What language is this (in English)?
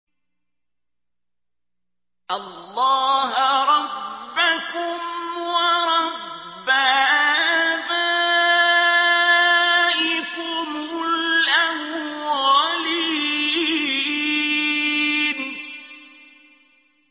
Arabic